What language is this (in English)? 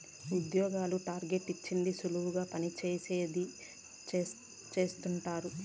Telugu